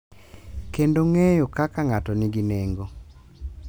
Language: Luo (Kenya and Tanzania)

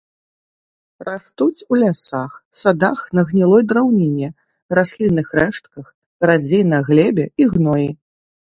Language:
Belarusian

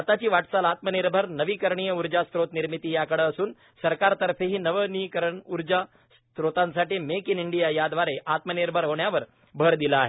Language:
Marathi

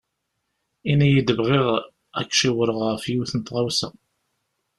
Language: Kabyle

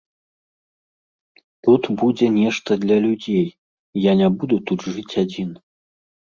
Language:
Belarusian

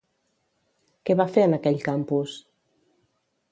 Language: Catalan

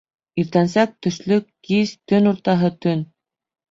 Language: Bashkir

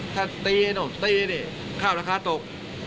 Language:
Thai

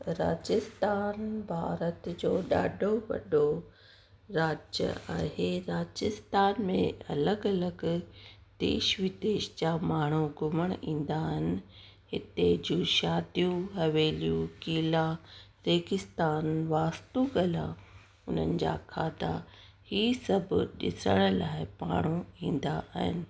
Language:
Sindhi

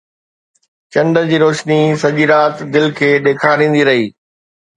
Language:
Sindhi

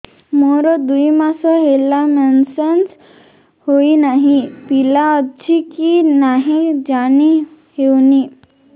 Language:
Odia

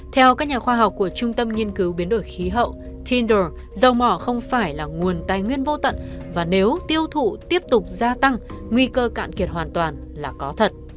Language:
Vietnamese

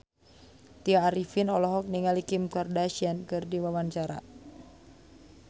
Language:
Sundanese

